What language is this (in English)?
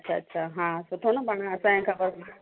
Sindhi